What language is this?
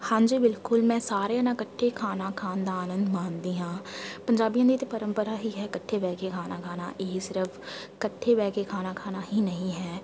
Punjabi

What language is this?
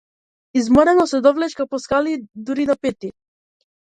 Macedonian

